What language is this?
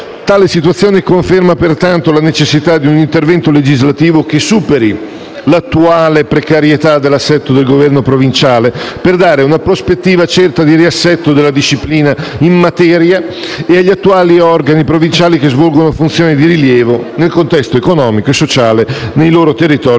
Italian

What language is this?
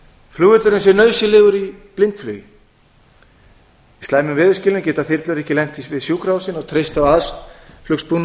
Icelandic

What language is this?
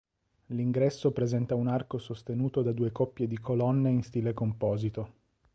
Italian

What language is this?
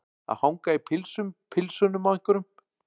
Icelandic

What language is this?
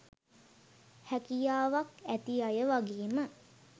Sinhala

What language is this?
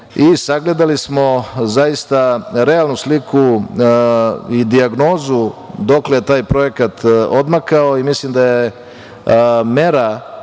Serbian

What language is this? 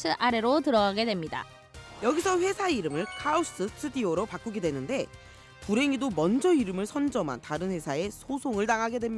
Korean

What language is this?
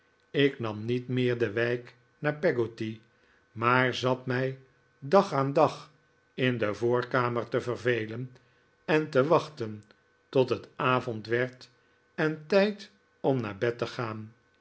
Dutch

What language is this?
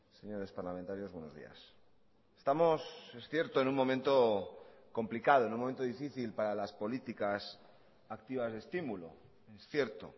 Spanish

